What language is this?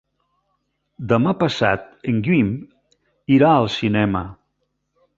Catalan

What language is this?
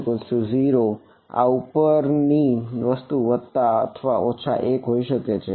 Gujarati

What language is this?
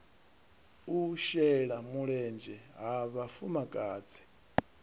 Venda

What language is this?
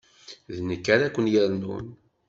Kabyle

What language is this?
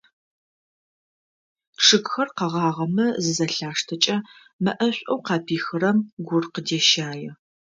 Adyghe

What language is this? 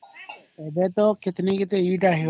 Odia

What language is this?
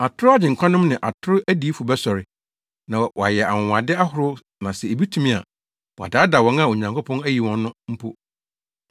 Akan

